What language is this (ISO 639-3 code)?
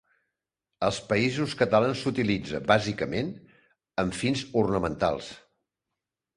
cat